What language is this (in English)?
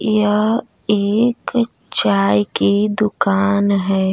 Bhojpuri